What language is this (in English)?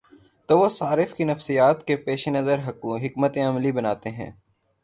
Urdu